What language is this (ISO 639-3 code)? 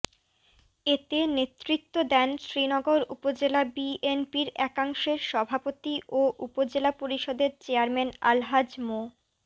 ben